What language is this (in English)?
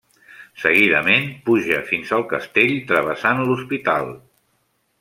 Catalan